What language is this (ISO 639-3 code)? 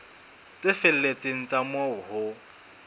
sot